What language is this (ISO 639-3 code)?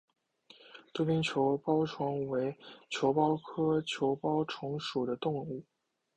zho